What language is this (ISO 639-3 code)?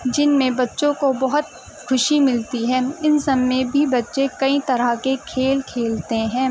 urd